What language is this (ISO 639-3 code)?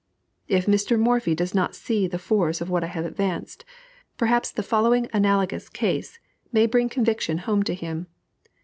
eng